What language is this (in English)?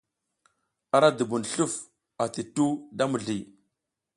South Giziga